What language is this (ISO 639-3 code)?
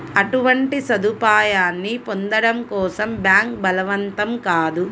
tel